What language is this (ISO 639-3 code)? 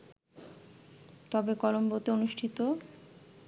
ben